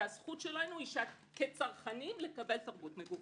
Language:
Hebrew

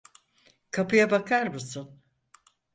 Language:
Turkish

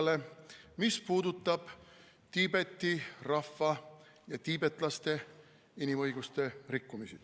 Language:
Estonian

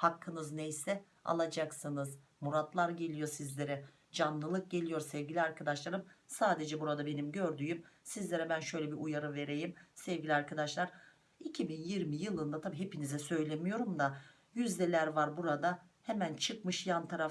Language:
Turkish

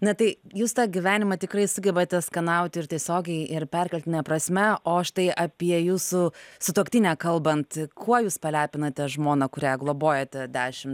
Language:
Lithuanian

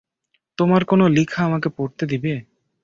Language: Bangla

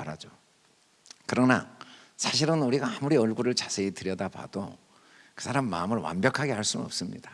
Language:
Korean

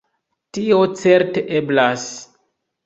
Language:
Esperanto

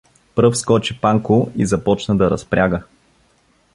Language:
Bulgarian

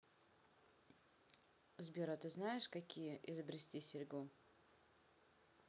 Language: Russian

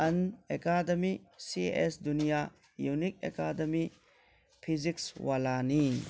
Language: Manipuri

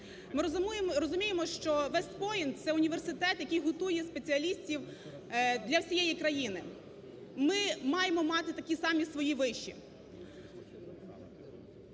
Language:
Ukrainian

